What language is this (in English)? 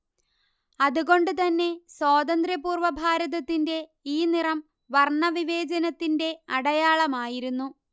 Malayalam